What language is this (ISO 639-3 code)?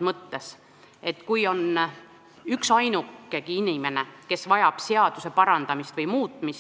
est